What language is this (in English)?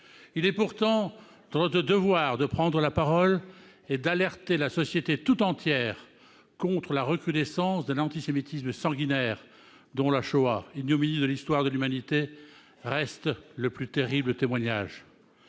French